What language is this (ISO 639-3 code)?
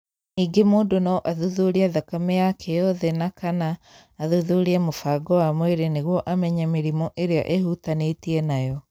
kik